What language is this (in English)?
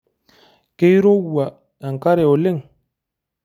Masai